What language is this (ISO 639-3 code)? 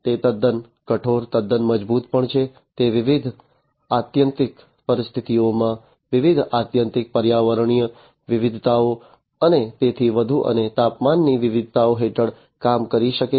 guj